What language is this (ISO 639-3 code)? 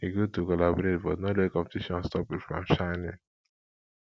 pcm